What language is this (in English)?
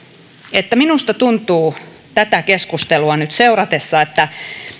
Finnish